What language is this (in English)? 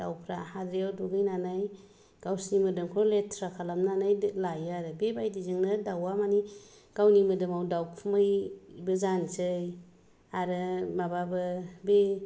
Bodo